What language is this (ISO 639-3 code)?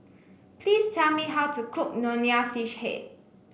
eng